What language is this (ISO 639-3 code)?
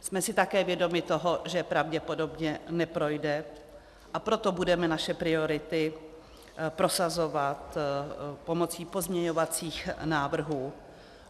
ces